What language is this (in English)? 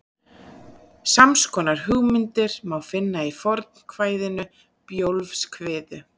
Icelandic